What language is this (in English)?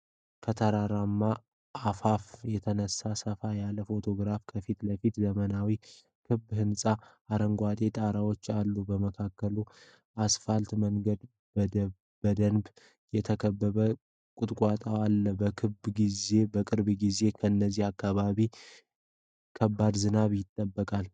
Amharic